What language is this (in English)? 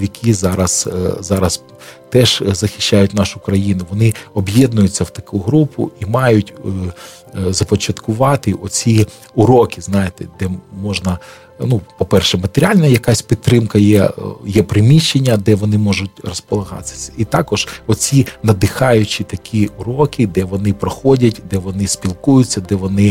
Ukrainian